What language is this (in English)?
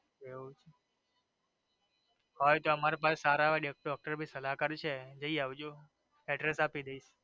Gujarati